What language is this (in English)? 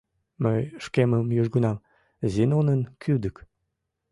Mari